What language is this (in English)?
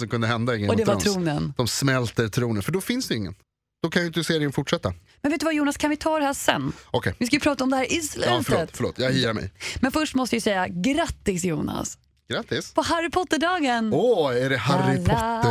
Swedish